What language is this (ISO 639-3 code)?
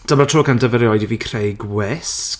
cym